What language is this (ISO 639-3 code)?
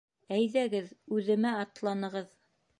bak